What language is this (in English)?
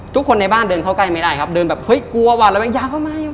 Thai